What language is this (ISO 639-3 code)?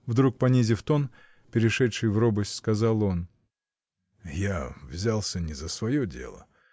rus